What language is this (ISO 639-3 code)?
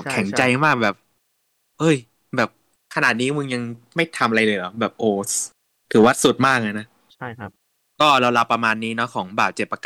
tha